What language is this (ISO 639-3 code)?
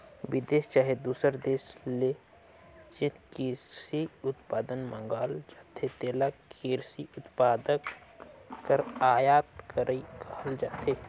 hne